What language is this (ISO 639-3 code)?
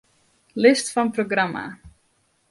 fry